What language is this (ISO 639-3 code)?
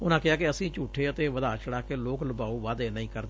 pan